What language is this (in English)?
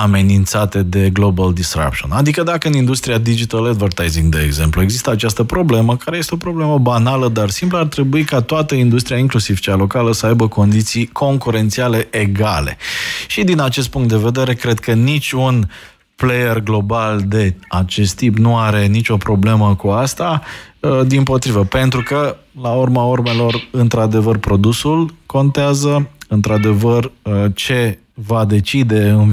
Romanian